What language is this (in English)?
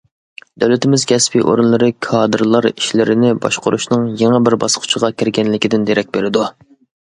Uyghur